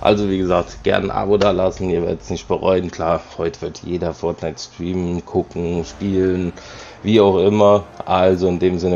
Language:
German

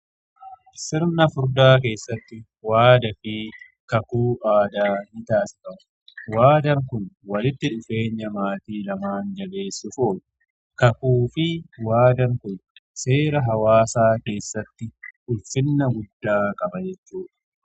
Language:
Oromo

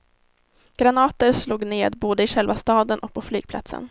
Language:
Swedish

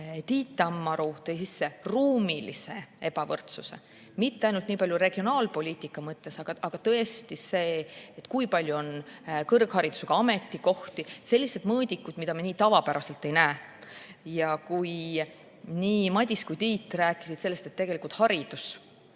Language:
Estonian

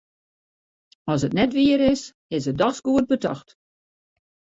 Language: Western Frisian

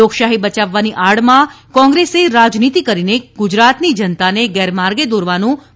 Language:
Gujarati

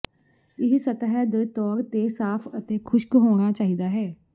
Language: Punjabi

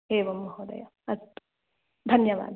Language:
Sanskrit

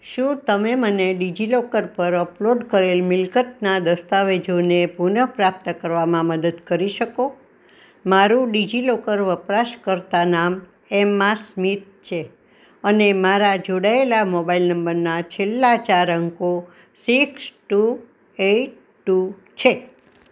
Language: Gujarati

